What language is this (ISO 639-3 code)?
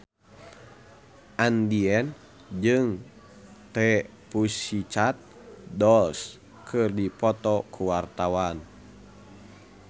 sun